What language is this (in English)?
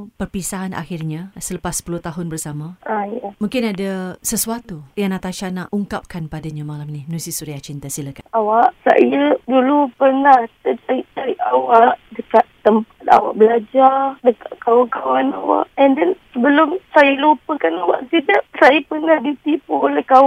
Malay